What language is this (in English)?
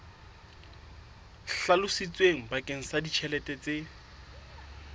Southern Sotho